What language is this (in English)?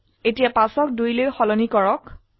Assamese